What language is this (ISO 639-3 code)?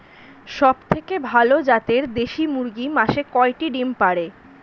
ben